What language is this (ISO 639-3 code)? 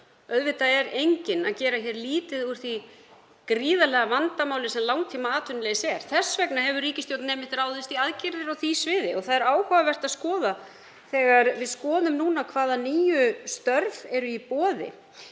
isl